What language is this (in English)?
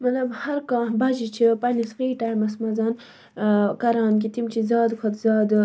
Kashmiri